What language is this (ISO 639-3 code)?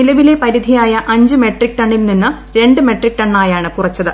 mal